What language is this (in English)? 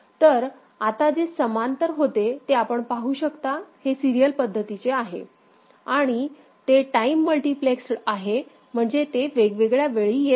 Marathi